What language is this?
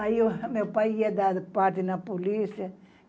Portuguese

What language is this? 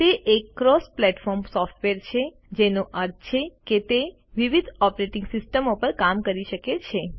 Gujarati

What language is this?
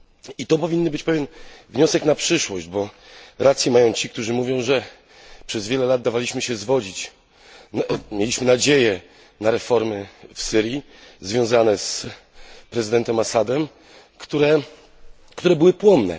Polish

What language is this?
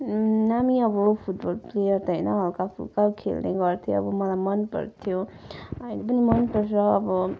Nepali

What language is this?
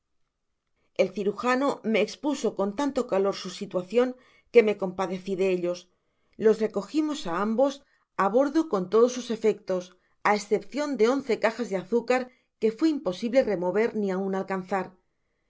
Spanish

